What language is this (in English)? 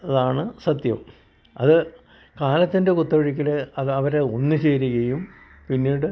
Malayalam